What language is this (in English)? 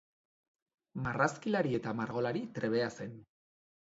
Basque